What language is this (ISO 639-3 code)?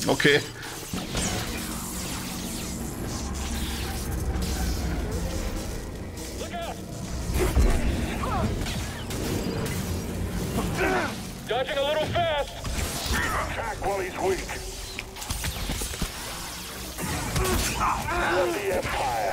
deu